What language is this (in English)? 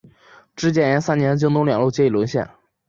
Chinese